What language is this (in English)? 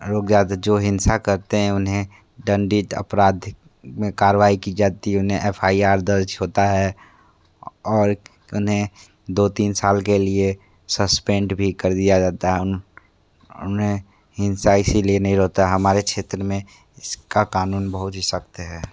Hindi